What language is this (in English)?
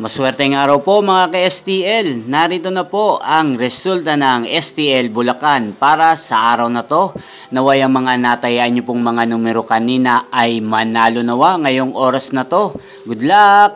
Filipino